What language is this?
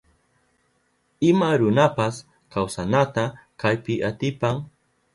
Southern Pastaza Quechua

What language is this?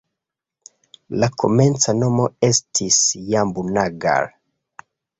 Esperanto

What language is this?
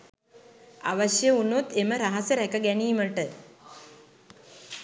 Sinhala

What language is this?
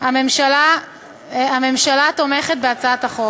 Hebrew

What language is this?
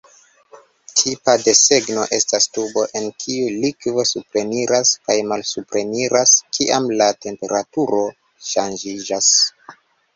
Esperanto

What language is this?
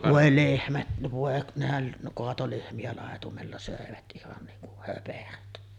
Finnish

